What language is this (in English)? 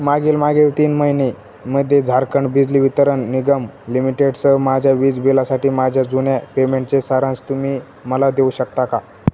Marathi